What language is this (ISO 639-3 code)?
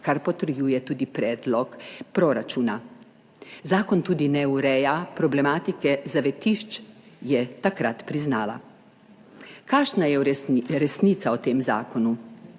slv